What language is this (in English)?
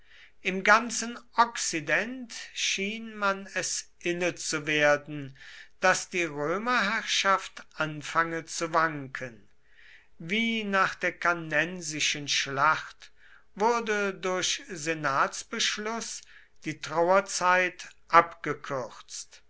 German